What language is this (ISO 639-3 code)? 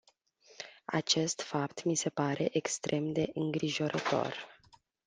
ron